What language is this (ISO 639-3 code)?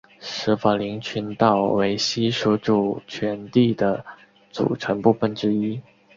zho